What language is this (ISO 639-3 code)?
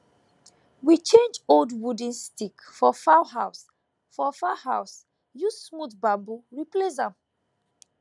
pcm